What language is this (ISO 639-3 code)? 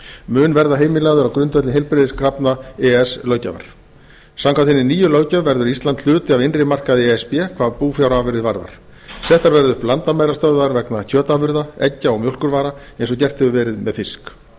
isl